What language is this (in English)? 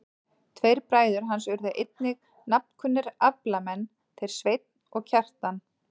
Icelandic